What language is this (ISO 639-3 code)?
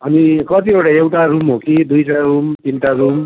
nep